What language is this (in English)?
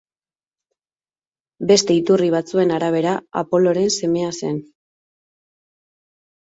Basque